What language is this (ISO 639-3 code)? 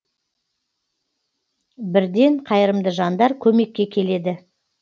kaz